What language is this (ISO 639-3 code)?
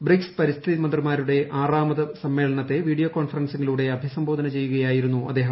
mal